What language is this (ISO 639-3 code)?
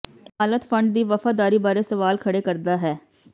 pan